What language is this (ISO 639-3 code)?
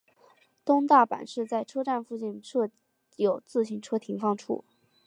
zho